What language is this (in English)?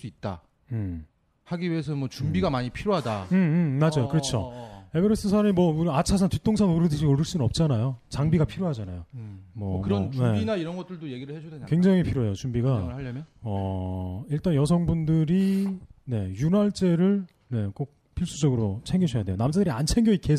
Korean